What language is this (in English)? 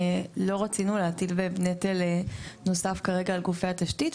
Hebrew